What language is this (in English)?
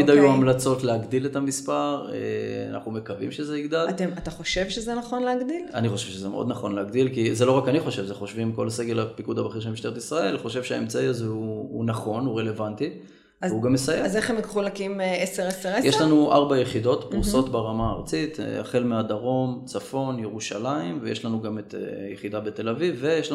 Hebrew